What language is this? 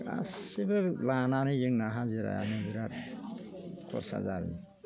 Bodo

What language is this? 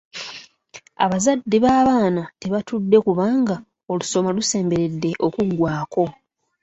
Ganda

